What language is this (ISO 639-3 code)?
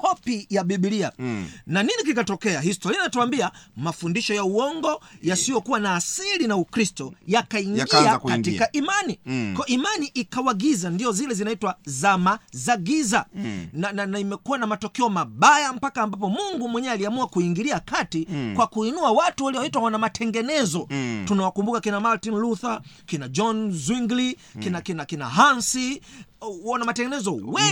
swa